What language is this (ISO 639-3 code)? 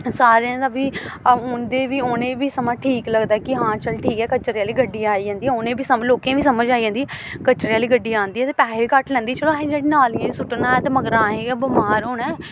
doi